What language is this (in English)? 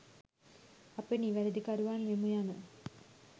Sinhala